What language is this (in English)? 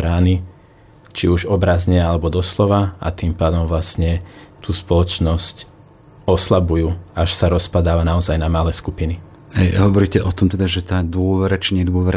Slovak